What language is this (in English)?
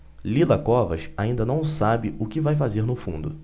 Portuguese